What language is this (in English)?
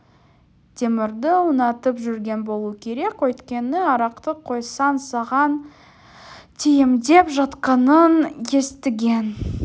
Kazakh